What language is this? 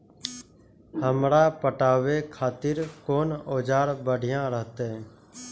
Maithili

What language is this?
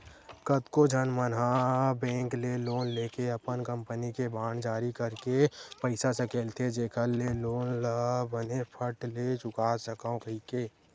Chhattisgarhi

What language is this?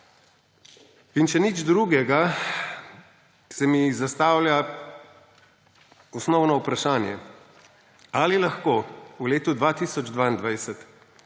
Slovenian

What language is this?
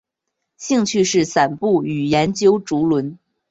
Chinese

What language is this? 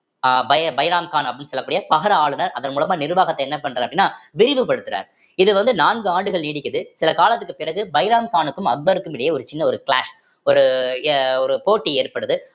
Tamil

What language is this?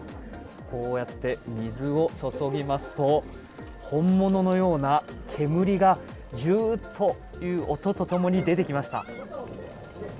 Japanese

